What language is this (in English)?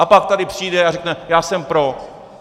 Czech